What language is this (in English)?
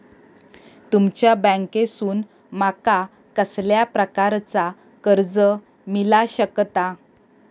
Marathi